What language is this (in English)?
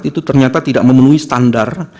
Indonesian